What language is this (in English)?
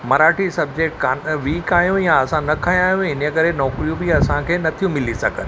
Sindhi